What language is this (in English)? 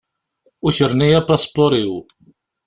Kabyle